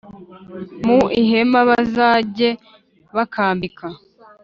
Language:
Kinyarwanda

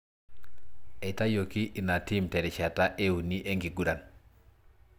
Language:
Masai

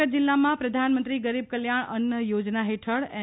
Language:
Gujarati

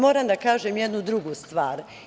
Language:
Serbian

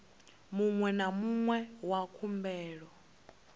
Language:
Venda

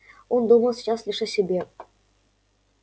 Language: Russian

